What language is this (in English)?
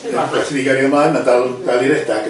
Welsh